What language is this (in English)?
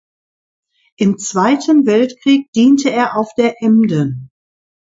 German